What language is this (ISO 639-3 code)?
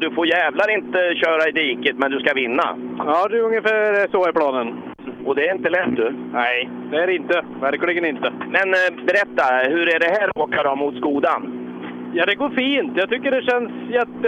swe